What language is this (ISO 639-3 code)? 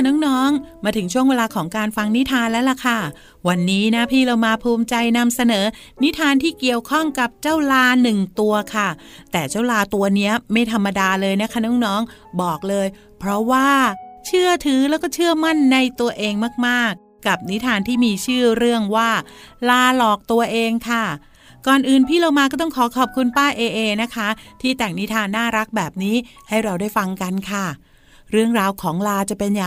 tha